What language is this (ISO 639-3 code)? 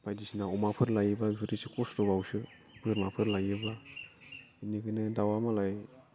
brx